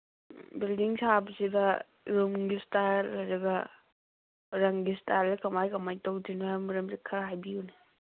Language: Manipuri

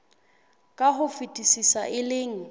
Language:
Southern Sotho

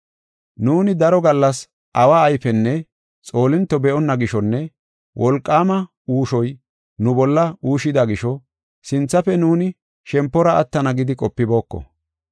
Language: Gofa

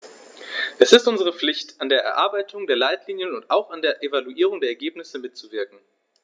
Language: German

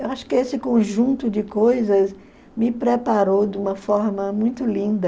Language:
Portuguese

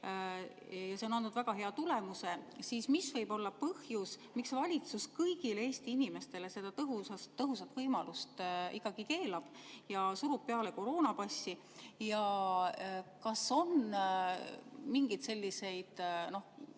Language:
Estonian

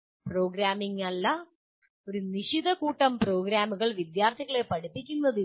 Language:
Malayalam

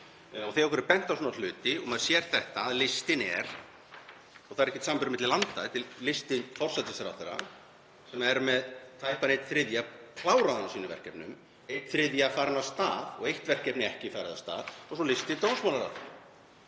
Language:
Icelandic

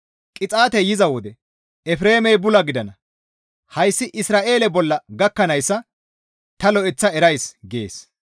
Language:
Gamo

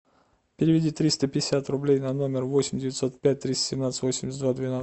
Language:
Russian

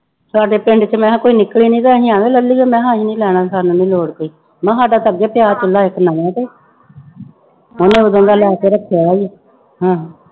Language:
Punjabi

